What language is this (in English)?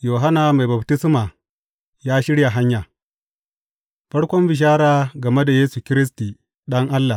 Hausa